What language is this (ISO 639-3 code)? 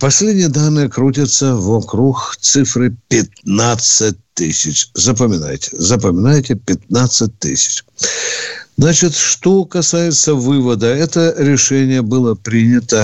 rus